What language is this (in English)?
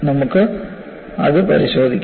Malayalam